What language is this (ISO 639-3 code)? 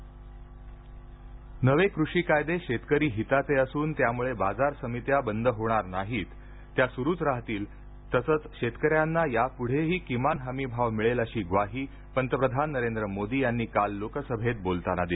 mar